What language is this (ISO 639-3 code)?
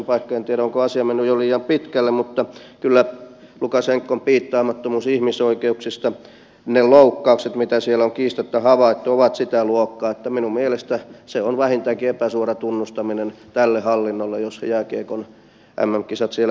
fin